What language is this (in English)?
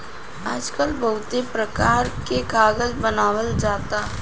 Bhojpuri